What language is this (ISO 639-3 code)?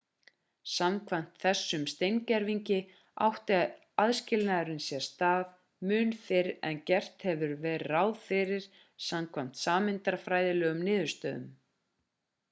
isl